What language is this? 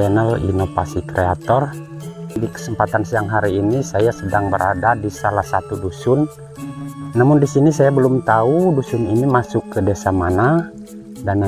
Indonesian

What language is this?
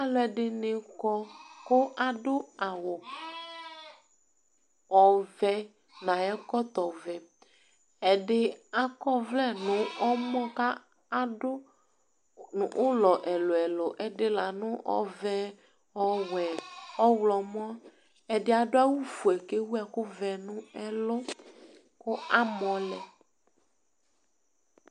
Ikposo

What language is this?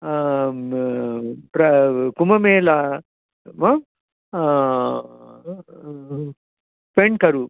Sanskrit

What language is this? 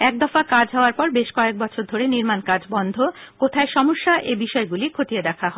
Bangla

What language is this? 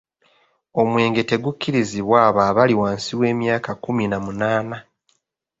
Ganda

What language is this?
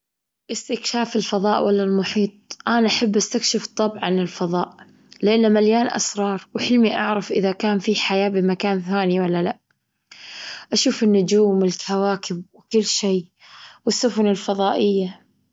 Gulf Arabic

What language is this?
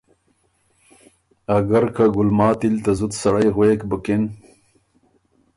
Ormuri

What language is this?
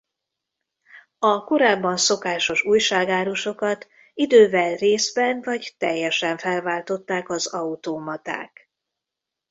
Hungarian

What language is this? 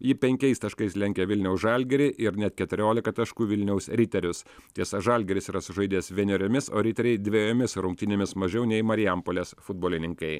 Lithuanian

